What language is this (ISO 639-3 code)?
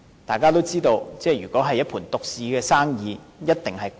yue